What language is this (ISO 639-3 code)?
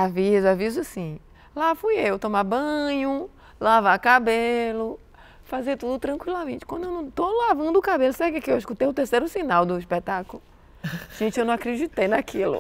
por